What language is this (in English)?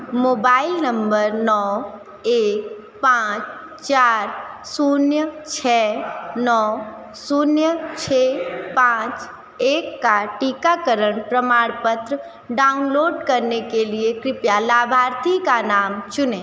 Hindi